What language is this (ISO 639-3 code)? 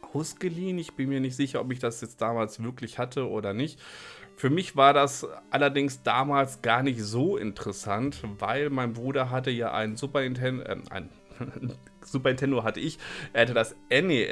deu